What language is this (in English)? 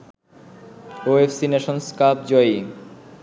Bangla